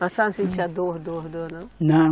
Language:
Portuguese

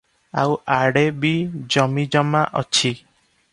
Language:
Odia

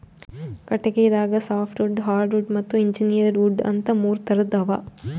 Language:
Kannada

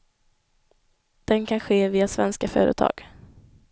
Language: Swedish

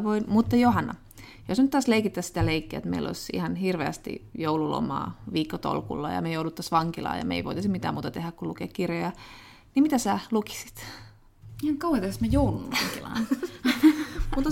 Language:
Finnish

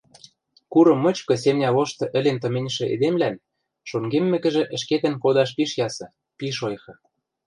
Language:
Western Mari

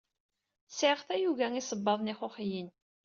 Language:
Kabyle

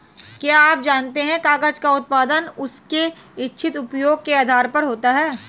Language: Hindi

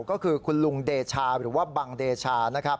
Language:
Thai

